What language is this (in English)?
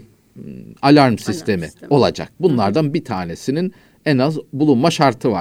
Turkish